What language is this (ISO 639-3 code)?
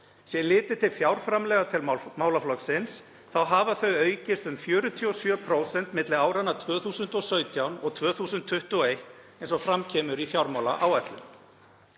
isl